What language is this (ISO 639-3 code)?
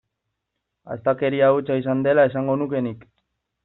eus